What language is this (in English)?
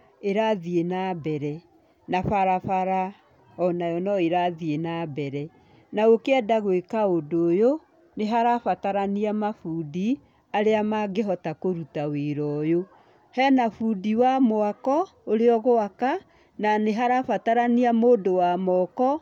Kikuyu